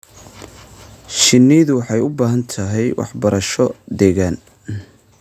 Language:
Somali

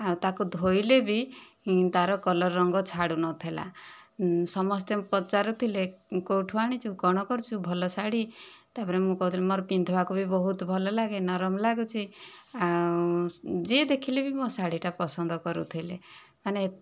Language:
Odia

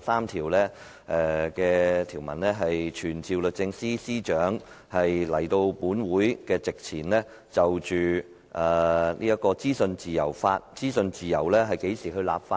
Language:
Cantonese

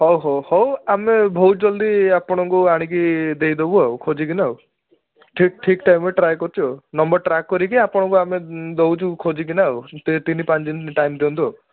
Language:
Odia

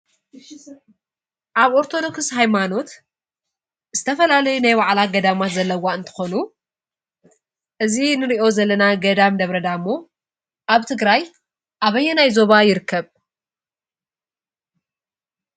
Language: Tigrinya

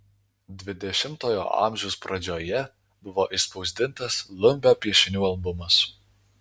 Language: Lithuanian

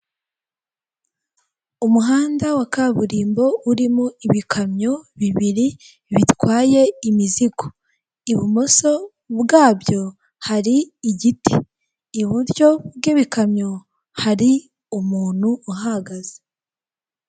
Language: Kinyarwanda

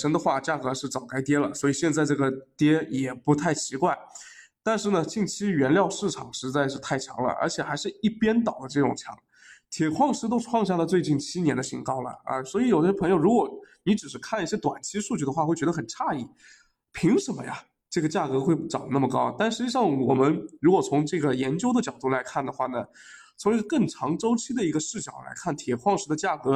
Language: Chinese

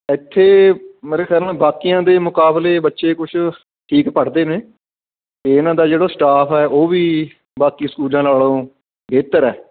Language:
Punjabi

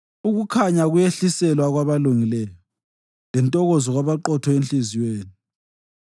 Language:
North Ndebele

